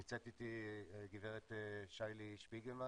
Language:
Hebrew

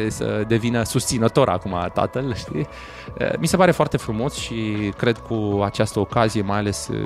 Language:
Romanian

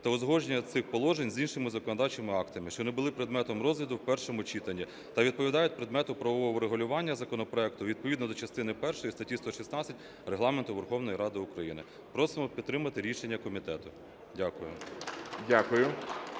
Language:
Ukrainian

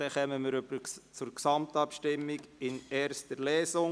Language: Swiss German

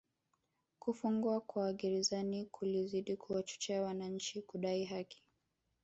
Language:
Swahili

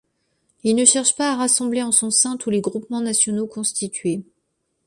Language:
French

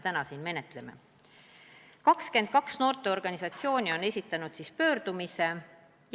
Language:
Estonian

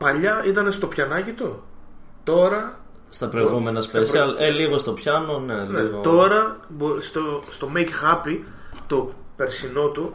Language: Greek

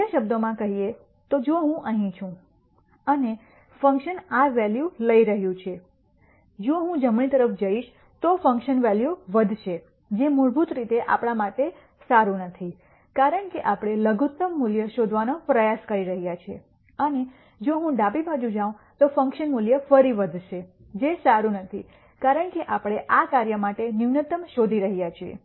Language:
Gujarati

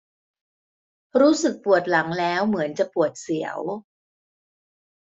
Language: Thai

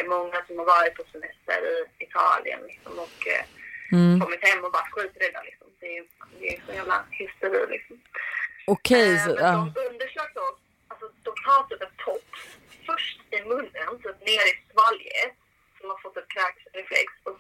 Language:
Swedish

